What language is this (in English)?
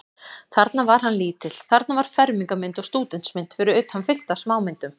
Icelandic